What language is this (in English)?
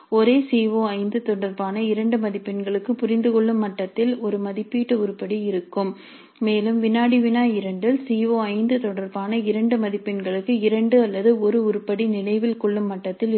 Tamil